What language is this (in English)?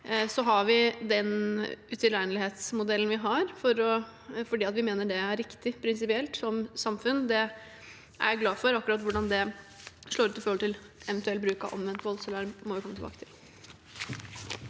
Norwegian